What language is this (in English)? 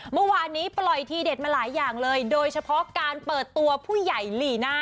Thai